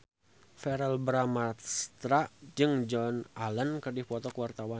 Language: Sundanese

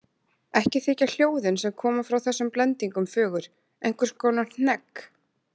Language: Icelandic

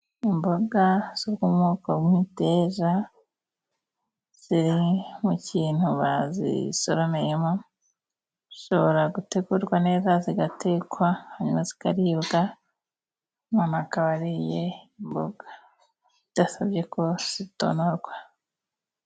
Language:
Kinyarwanda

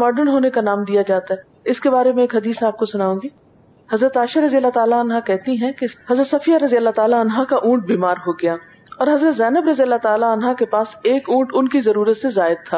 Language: Urdu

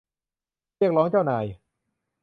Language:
Thai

